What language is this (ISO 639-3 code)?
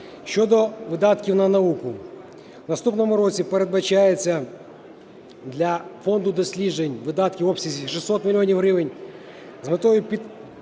ukr